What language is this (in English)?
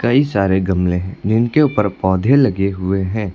Hindi